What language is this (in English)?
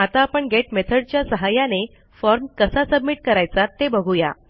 Marathi